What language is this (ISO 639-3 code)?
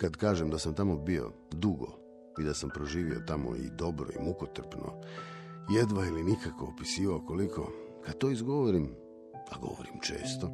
hrv